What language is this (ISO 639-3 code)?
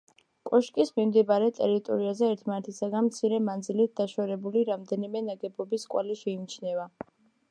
kat